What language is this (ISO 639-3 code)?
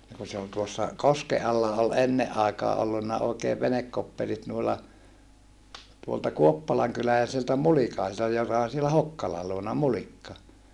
fin